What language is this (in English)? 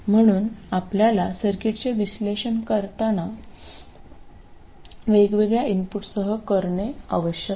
Marathi